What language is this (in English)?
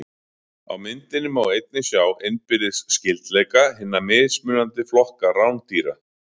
Icelandic